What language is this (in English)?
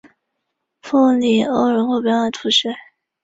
Chinese